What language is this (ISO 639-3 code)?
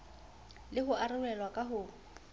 sot